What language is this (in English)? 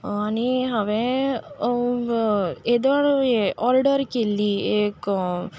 Konkani